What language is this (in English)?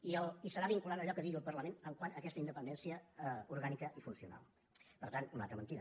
Catalan